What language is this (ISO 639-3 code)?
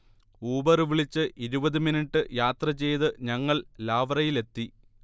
mal